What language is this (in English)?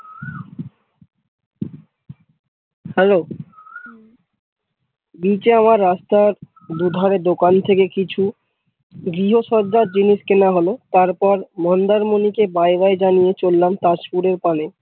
Bangla